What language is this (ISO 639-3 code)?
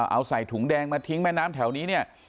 tha